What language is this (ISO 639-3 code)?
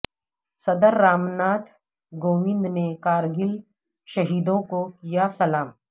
urd